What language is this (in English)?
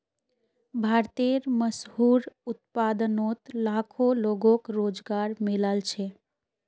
Magahi